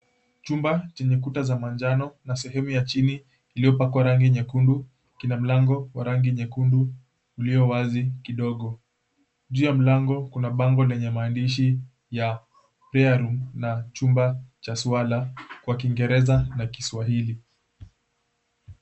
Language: Swahili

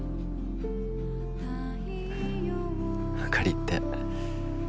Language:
Japanese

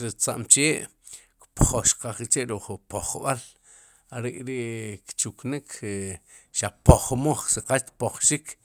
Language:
Sipacapense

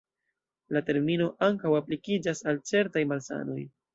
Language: Esperanto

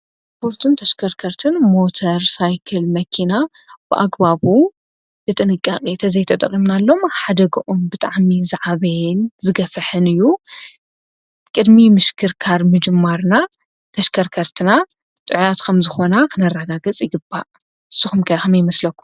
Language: Tigrinya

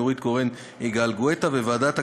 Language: Hebrew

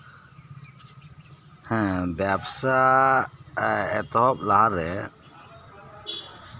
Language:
Santali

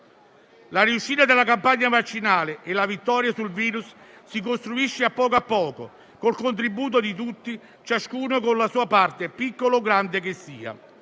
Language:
Italian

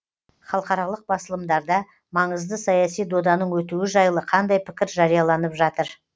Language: Kazakh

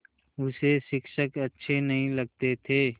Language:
Hindi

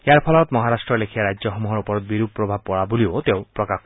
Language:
Assamese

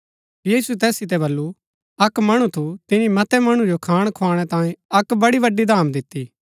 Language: Gaddi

